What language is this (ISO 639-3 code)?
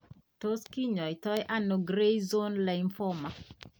kln